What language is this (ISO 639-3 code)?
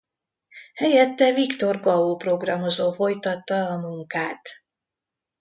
hun